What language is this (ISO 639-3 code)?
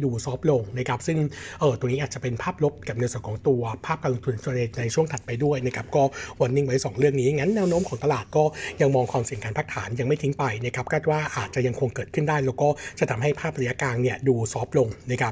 tha